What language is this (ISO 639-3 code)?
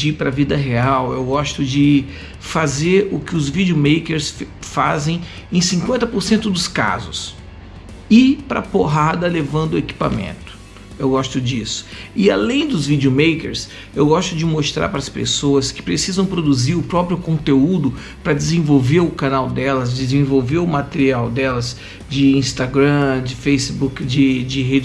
por